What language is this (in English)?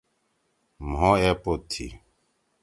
Torwali